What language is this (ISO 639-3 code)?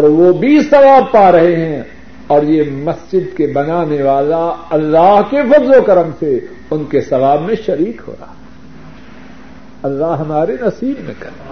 urd